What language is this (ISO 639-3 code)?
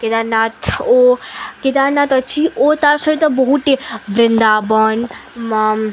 ori